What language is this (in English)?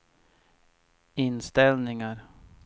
Swedish